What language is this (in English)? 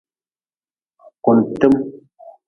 Nawdm